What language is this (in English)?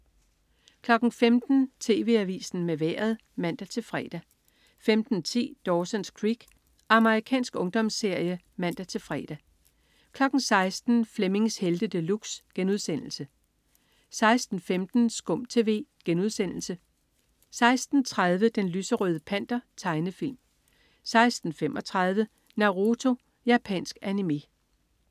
Danish